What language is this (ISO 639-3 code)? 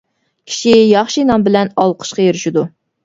uig